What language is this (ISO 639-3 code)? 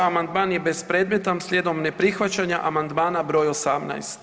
hrv